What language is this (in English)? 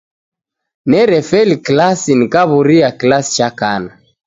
Taita